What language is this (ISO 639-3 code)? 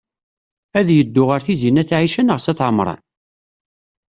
kab